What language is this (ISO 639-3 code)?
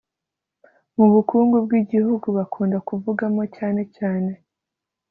kin